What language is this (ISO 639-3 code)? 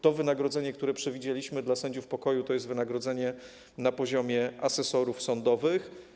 pol